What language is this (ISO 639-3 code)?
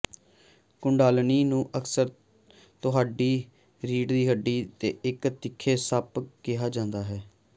pan